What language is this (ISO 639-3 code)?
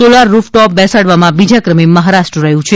guj